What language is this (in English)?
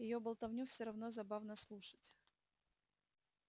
Russian